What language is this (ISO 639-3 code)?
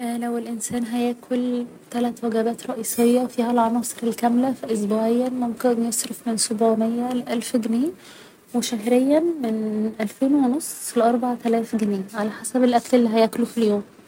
arz